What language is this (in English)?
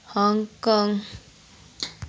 Nepali